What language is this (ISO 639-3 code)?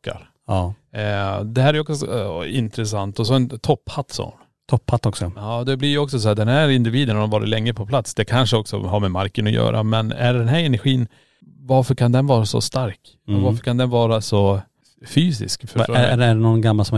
swe